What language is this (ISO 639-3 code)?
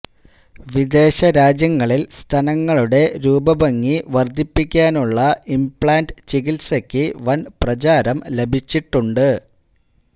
mal